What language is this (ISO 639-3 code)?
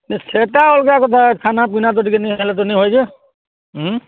ori